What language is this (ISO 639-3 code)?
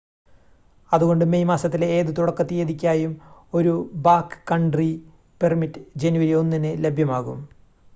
mal